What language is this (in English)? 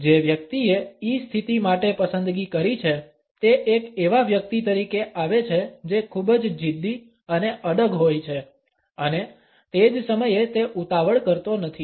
Gujarati